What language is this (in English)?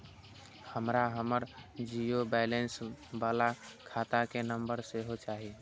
Maithili